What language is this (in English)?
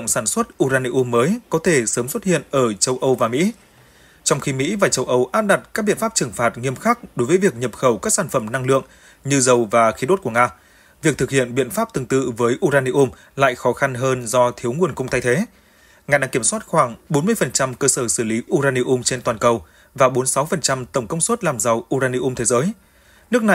Vietnamese